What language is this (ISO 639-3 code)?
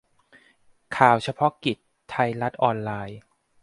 tha